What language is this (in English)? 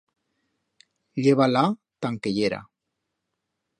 Aragonese